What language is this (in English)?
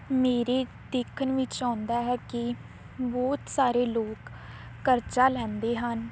Punjabi